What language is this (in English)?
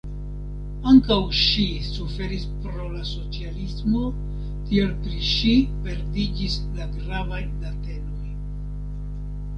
Esperanto